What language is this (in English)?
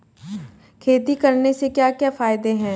Hindi